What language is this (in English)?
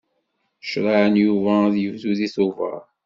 Kabyle